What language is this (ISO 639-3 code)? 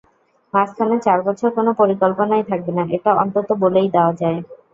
ben